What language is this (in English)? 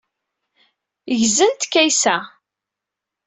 Kabyle